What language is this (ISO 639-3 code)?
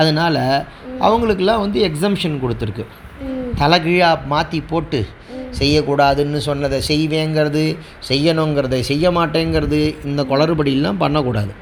tam